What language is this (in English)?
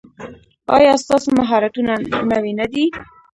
Pashto